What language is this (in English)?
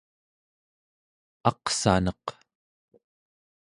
Central Yupik